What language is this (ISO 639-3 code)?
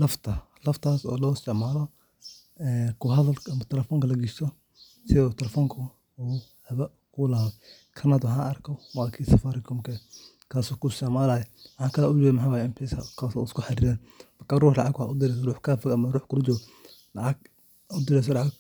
som